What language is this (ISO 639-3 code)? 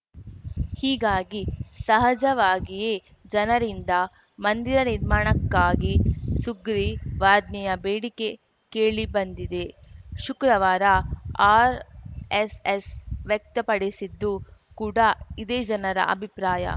kan